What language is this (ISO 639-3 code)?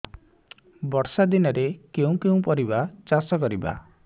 ori